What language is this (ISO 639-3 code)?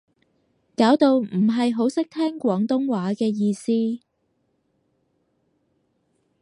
yue